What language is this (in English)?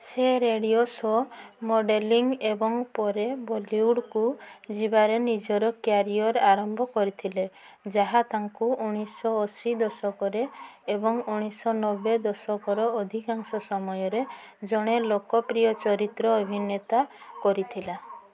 Odia